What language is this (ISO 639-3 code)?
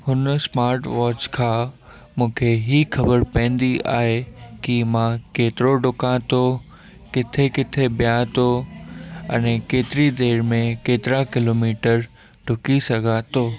snd